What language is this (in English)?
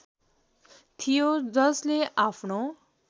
Nepali